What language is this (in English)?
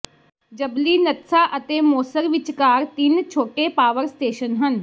Punjabi